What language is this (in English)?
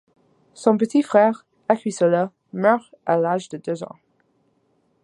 French